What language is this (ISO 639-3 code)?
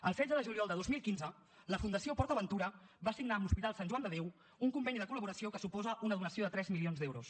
cat